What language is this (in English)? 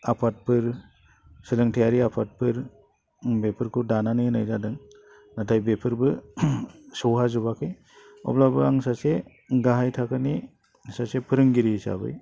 Bodo